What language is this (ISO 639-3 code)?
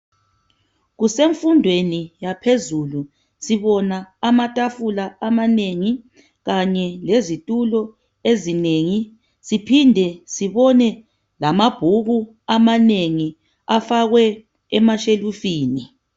nde